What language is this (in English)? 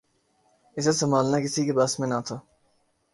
Urdu